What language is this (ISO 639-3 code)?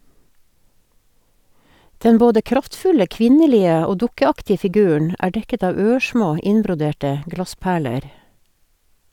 nor